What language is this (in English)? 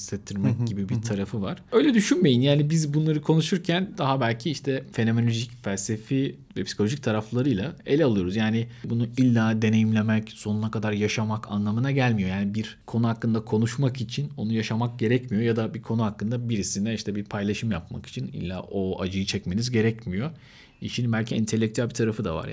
Turkish